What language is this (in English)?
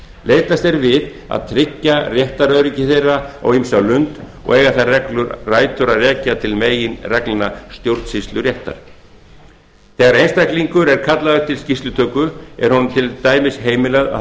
Icelandic